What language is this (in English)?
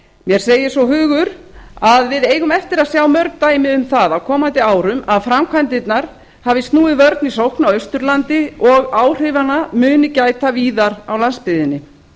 Icelandic